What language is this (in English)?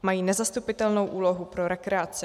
Czech